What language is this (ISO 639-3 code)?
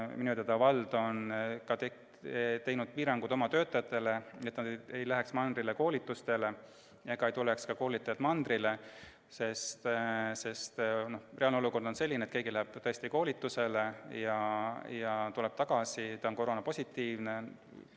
est